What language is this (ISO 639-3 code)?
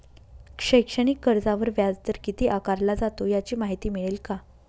mar